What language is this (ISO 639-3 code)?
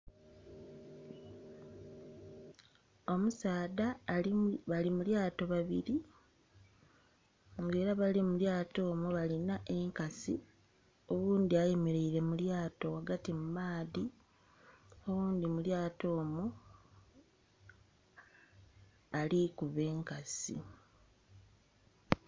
xog